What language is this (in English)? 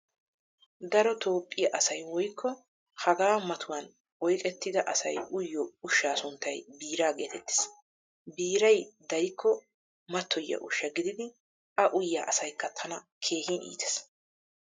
Wolaytta